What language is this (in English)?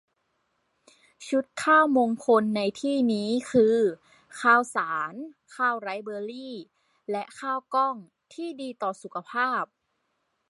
Thai